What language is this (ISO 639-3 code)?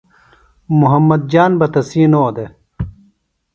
phl